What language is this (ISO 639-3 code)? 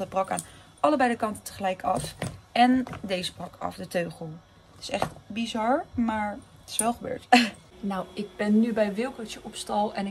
nld